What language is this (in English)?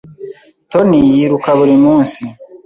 Kinyarwanda